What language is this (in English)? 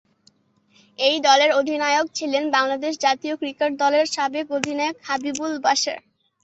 Bangla